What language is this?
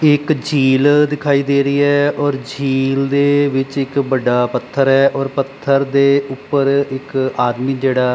Punjabi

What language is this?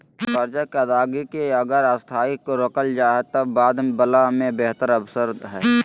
Magahi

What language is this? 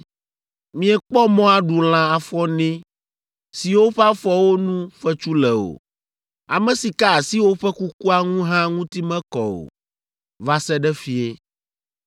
Ewe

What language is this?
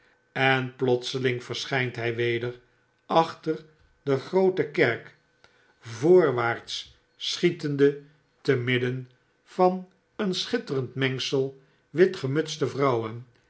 Dutch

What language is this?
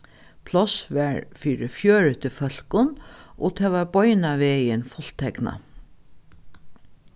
Faroese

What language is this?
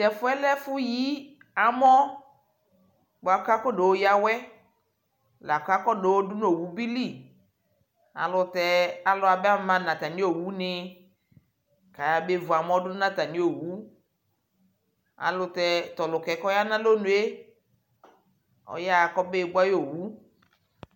Ikposo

